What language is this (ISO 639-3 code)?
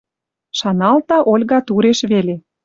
mrj